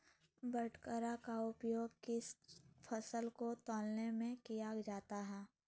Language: Magahi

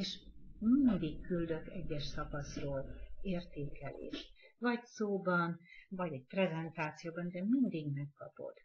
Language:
Hungarian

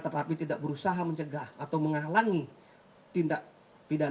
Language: Indonesian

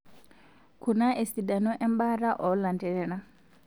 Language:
Masai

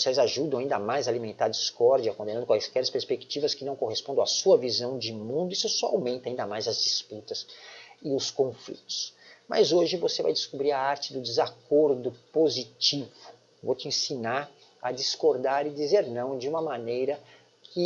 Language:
Portuguese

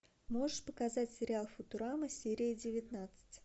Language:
Russian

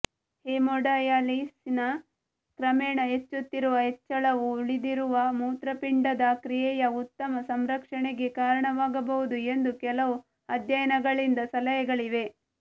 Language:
Kannada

